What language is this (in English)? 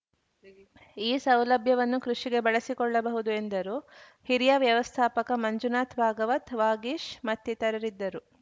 Kannada